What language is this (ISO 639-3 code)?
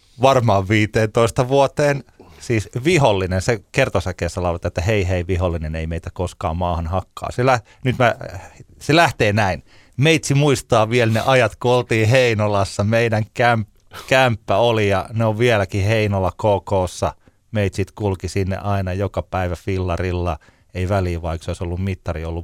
fin